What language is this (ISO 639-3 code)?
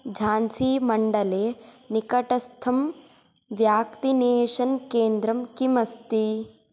san